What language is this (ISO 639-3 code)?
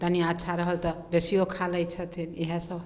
mai